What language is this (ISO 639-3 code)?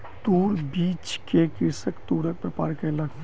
mai